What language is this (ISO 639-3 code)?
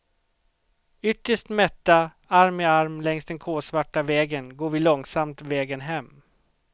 swe